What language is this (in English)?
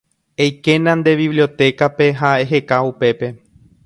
Guarani